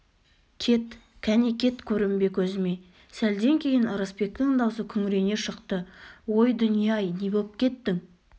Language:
Kazakh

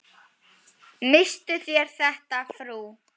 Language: Icelandic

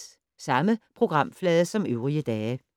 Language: Danish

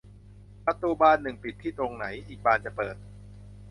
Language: Thai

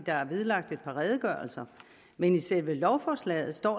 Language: Danish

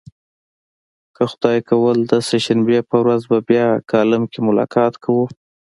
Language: Pashto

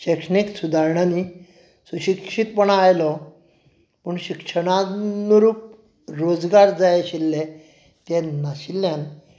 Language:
Konkani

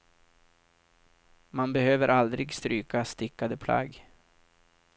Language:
Swedish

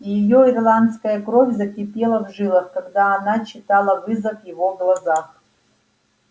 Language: Russian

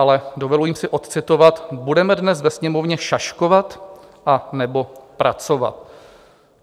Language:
Czech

